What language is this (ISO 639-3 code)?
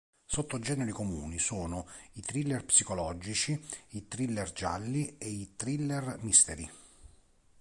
ita